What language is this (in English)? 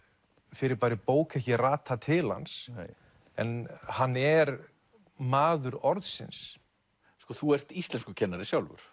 Icelandic